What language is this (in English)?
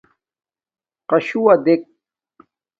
Domaaki